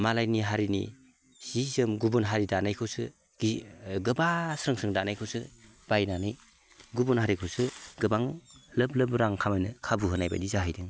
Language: Bodo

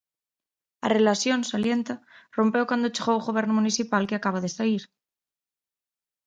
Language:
Galician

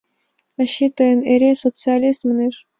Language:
Mari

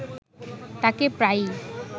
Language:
Bangla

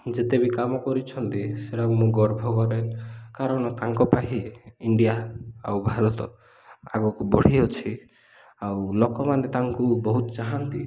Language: Odia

